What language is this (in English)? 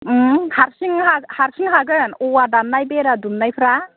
Bodo